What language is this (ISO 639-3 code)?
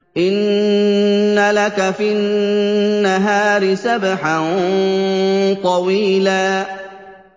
ara